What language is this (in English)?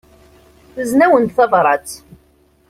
Kabyle